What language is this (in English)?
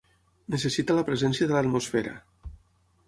Catalan